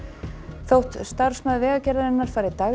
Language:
Icelandic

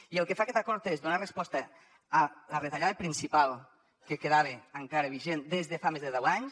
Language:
Catalan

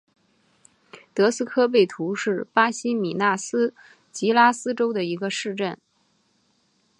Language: Chinese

